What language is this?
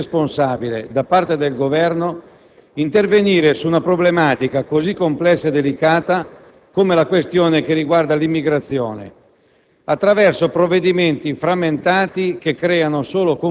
Italian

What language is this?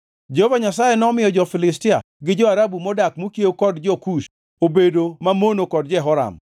Luo (Kenya and Tanzania)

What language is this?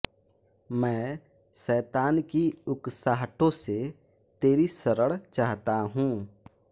Hindi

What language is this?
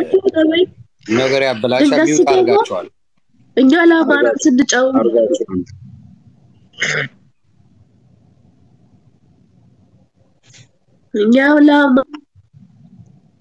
Arabic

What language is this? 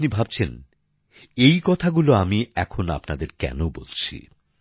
Bangla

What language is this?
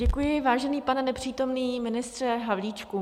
Czech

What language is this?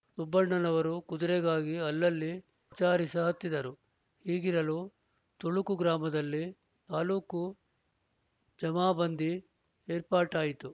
Kannada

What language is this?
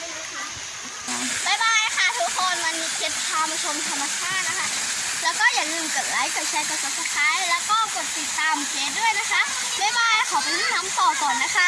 Thai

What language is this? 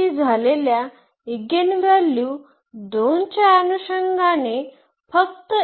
Marathi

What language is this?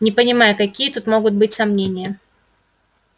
Russian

